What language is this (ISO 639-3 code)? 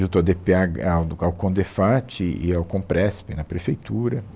por